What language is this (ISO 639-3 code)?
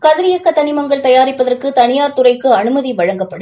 tam